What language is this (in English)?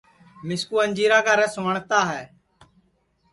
Sansi